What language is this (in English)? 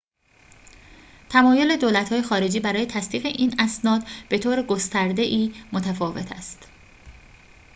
Persian